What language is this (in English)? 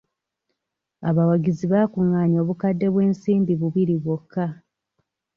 Ganda